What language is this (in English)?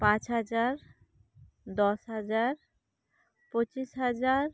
Santali